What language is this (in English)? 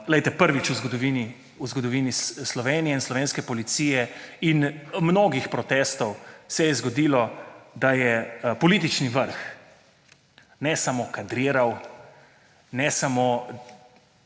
Slovenian